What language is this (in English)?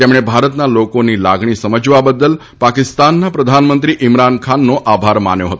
Gujarati